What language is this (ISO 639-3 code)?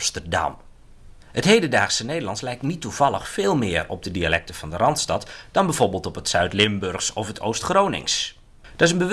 nld